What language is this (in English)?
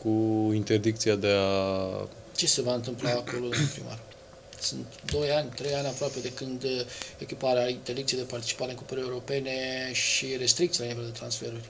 Romanian